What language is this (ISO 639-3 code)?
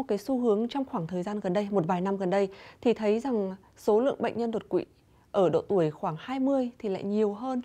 vie